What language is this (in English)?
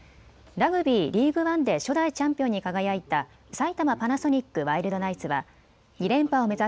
Japanese